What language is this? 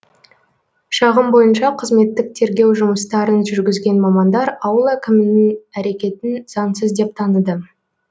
Kazakh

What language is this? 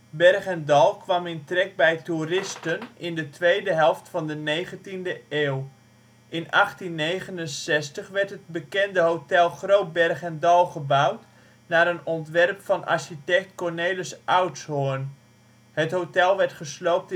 Dutch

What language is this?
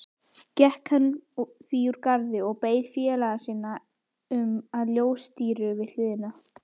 Icelandic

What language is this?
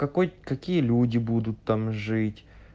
Russian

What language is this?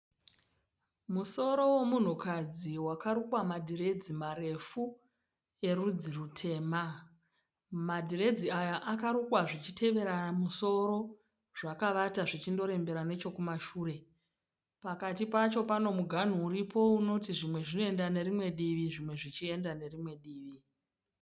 Shona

